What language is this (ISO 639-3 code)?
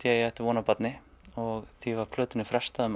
isl